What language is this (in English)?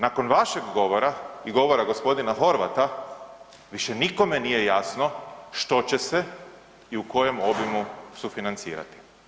Croatian